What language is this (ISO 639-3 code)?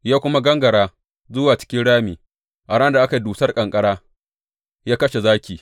hau